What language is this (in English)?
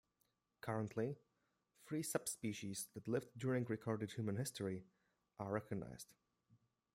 English